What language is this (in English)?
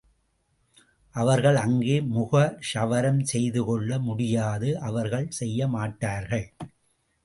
Tamil